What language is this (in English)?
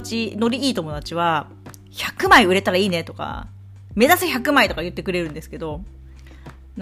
Japanese